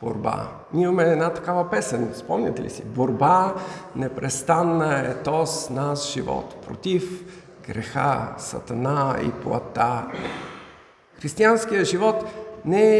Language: Bulgarian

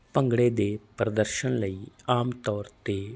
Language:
Punjabi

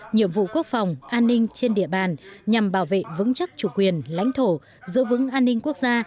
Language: Vietnamese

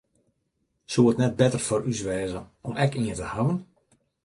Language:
Western Frisian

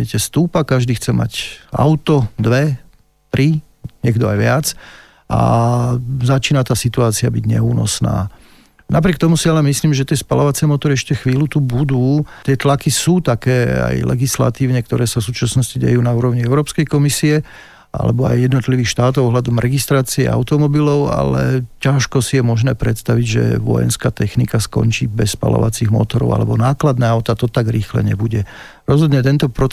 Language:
Slovak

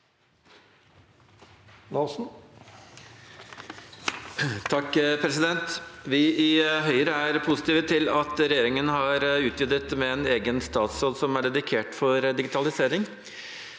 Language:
Norwegian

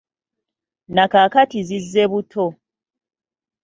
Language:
Ganda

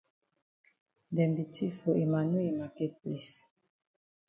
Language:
Cameroon Pidgin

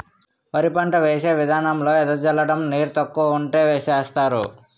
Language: Telugu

